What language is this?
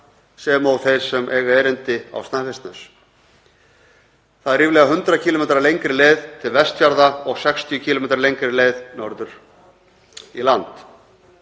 Icelandic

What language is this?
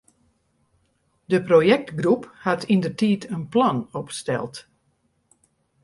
Western Frisian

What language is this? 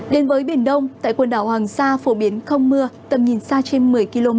Vietnamese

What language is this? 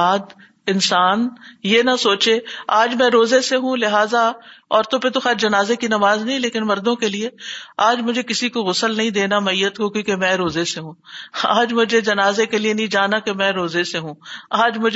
Urdu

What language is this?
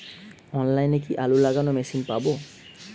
Bangla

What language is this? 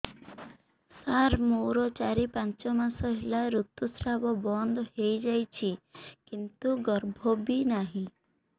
Odia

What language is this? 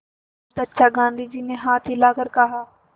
Hindi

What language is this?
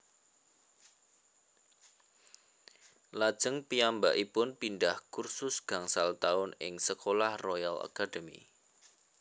Javanese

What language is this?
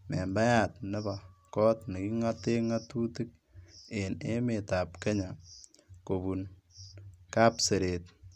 Kalenjin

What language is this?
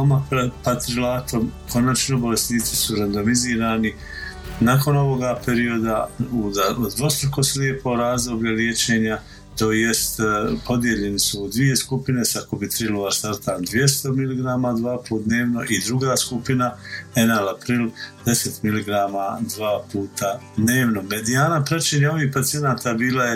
Croatian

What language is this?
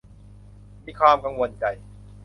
Thai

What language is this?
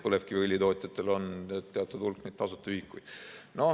Estonian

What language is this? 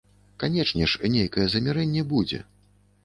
Belarusian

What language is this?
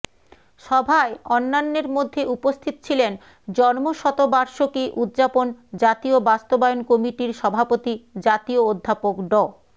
Bangla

